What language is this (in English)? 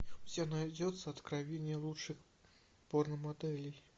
Russian